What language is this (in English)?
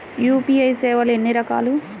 Telugu